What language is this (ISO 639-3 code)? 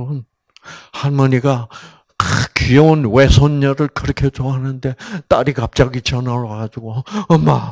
kor